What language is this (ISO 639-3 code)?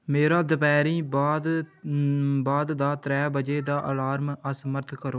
doi